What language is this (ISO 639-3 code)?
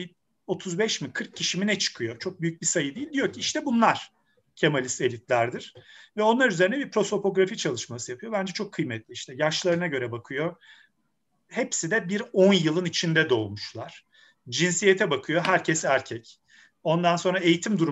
tur